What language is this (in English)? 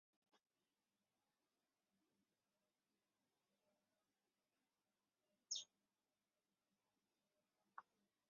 Arabic